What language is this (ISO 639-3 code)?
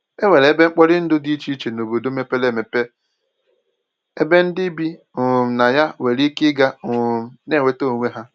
ibo